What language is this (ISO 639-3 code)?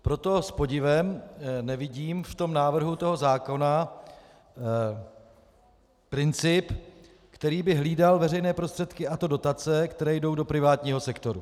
ces